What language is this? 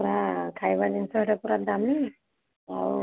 Odia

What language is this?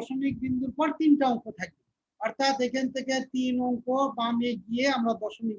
Turkish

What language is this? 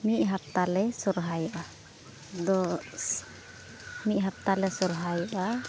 Santali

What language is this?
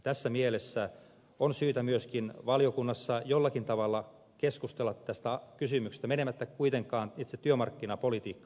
Finnish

